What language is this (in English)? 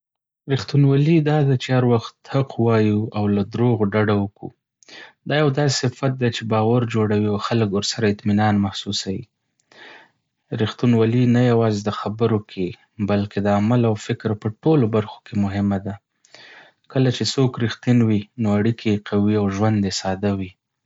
Pashto